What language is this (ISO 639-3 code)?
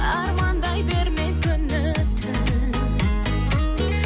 kaz